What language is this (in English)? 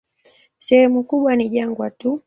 Swahili